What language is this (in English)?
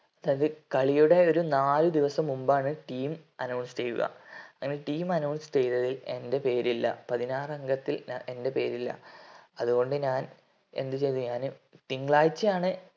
Malayalam